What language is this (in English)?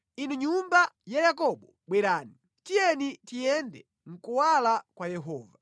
Nyanja